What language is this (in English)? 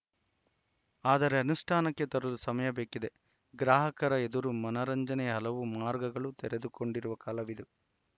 Kannada